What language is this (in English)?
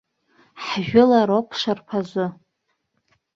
Abkhazian